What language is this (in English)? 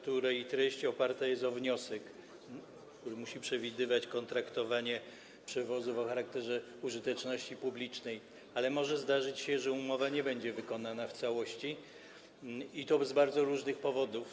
Polish